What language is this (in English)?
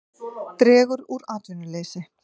Icelandic